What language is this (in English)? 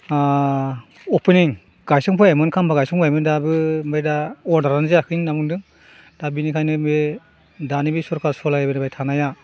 Bodo